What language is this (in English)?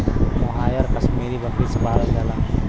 Bhojpuri